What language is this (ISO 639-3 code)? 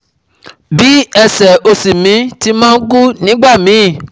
yor